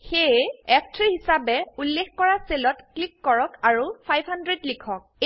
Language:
Assamese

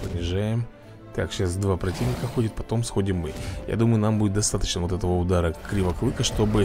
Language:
Russian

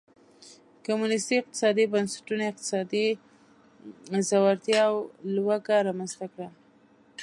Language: Pashto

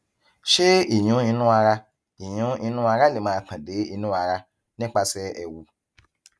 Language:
Yoruba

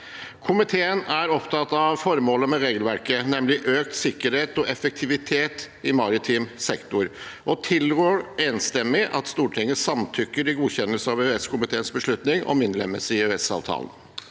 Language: Norwegian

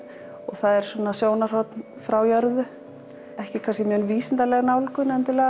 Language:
Icelandic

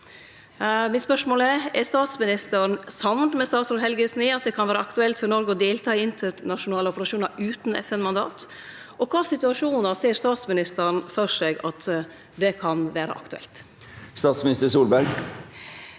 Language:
Norwegian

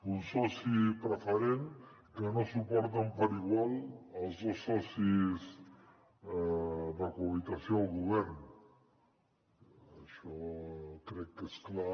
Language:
Catalan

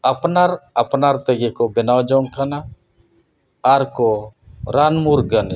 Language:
Santali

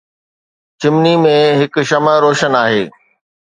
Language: Sindhi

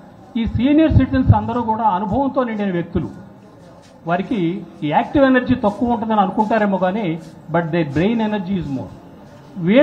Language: Telugu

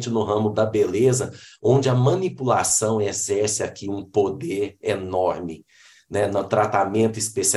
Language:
Portuguese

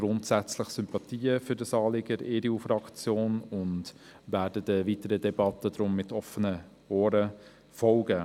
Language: Swiss German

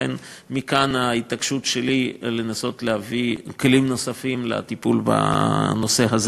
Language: Hebrew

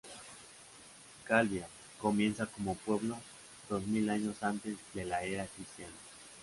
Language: Spanish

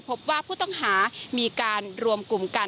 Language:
Thai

